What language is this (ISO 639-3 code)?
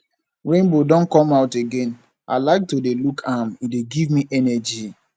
pcm